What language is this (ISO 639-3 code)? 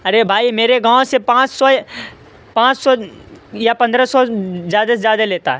urd